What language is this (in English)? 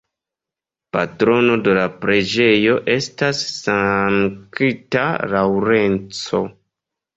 Esperanto